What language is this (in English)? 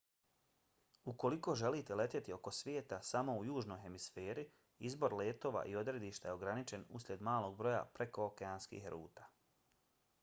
Bosnian